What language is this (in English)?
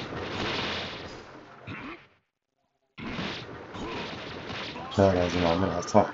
Arabic